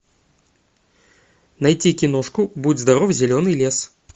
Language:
Russian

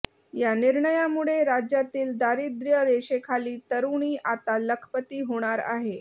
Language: Marathi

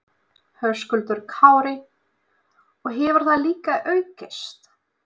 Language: Icelandic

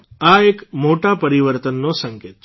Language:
Gujarati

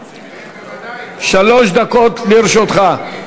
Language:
Hebrew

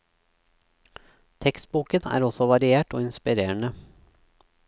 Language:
Norwegian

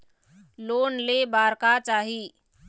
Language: Chhattisgarhi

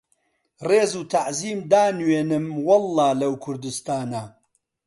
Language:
Central Kurdish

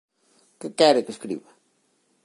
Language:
Galician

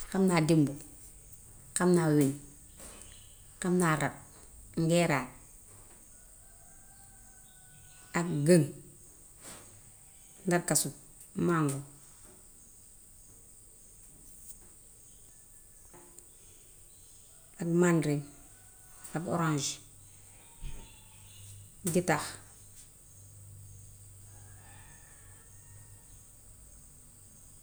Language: Gambian Wolof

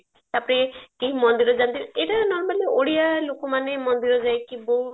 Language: Odia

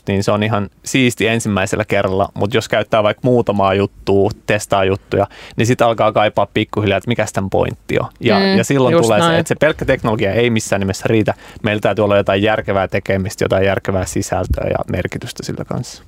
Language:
Finnish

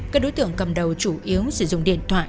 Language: Vietnamese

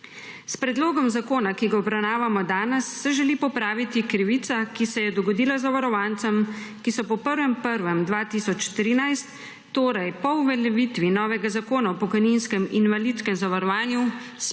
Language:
Slovenian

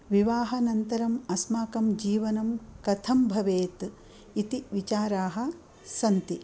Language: Sanskrit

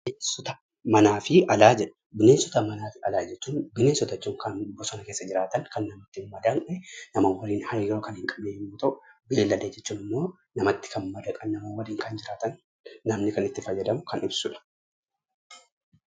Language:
Oromo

